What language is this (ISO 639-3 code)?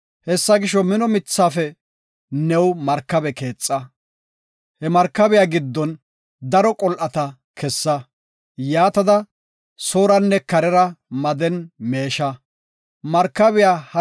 gof